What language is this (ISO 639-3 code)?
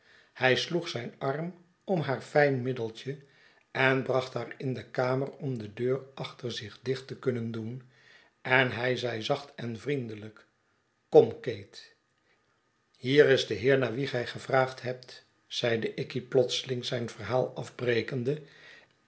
nld